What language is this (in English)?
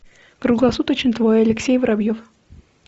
Russian